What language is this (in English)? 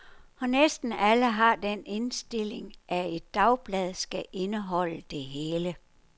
Danish